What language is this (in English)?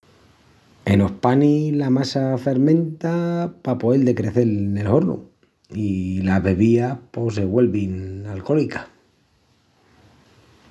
Extremaduran